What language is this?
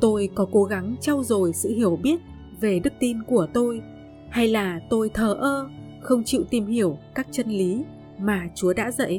Vietnamese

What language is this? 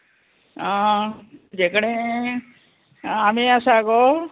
Konkani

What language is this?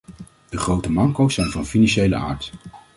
Dutch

